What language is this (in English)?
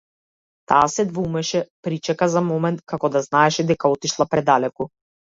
Macedonian